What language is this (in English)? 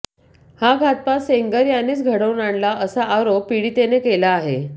Marathi